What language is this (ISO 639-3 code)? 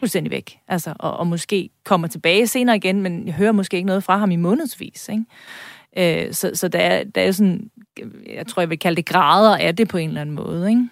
dan